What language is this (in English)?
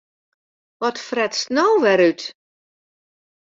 Western Frisian